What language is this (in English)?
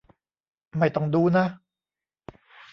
Thai